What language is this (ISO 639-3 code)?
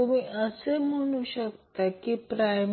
mar